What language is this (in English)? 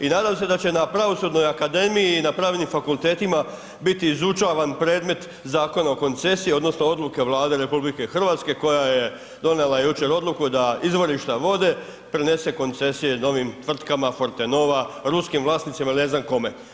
Croatian